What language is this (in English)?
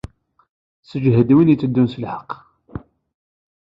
Kabyle